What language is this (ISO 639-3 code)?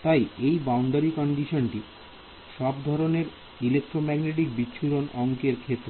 ben